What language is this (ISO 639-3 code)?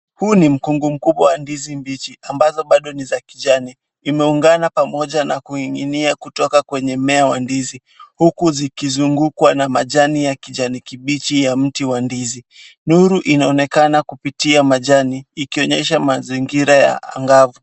swa